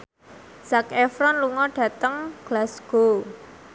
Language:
Javanese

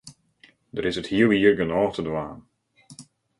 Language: Western Frisian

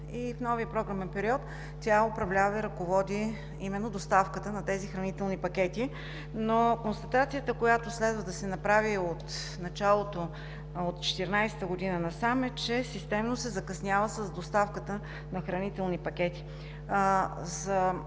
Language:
Bulgarian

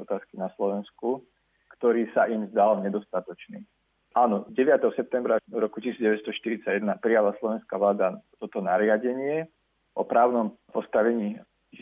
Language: Slovak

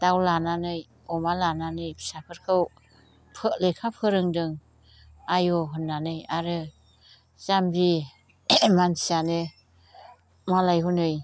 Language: Bodo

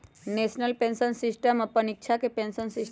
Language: Magahi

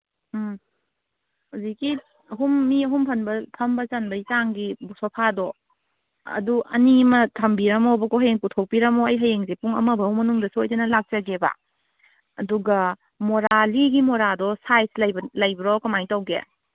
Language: Manipuri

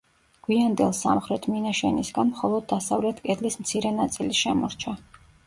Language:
Georgian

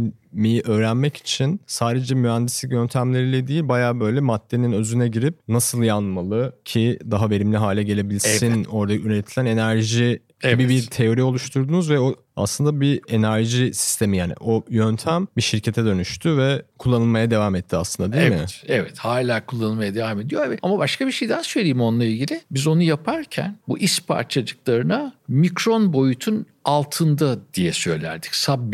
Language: Turkish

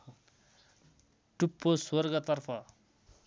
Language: Nepali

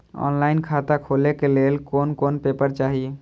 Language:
Maithili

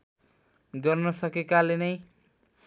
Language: Nepali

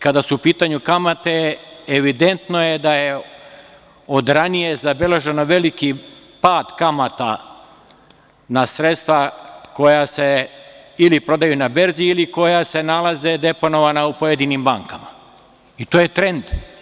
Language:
Serbian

